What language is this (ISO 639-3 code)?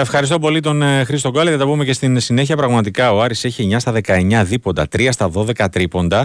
ell